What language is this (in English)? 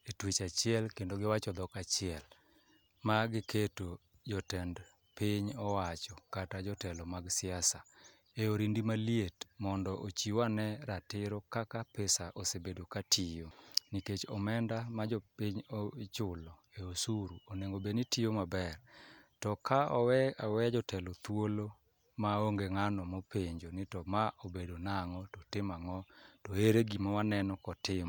Luo (Kenya and Tanzania)